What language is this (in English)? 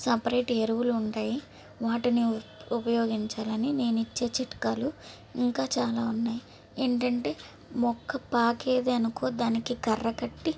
Telugu